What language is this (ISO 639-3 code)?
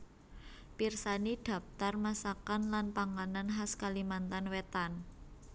jav